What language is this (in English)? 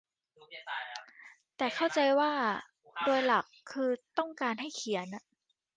Thai